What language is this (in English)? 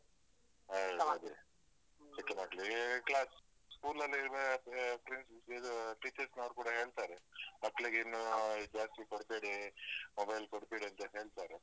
Kannada